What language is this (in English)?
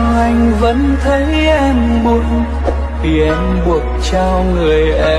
Vietnamese